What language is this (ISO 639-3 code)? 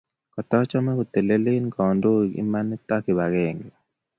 kln